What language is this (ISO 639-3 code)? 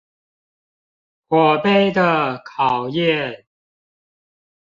zho